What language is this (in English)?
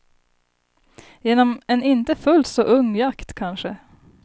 Swedish